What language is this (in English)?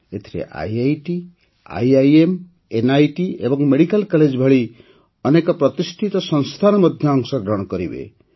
Odia